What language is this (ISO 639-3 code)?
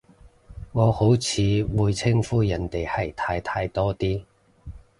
yue